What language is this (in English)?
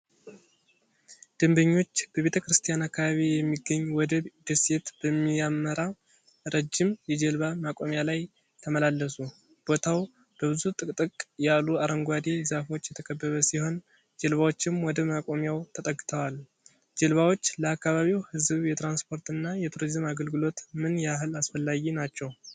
Amharic